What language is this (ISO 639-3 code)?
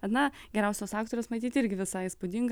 lit